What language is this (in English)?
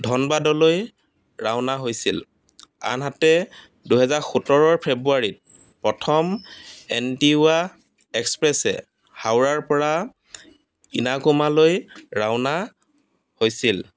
Assamese